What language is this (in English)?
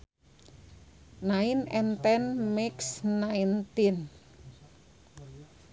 Sundanese